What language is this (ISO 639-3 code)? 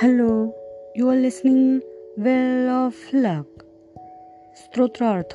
mar